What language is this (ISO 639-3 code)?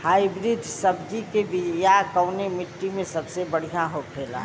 bho